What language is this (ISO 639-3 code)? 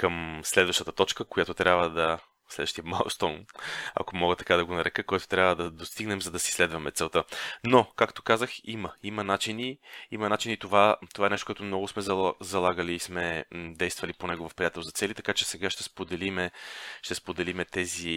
bul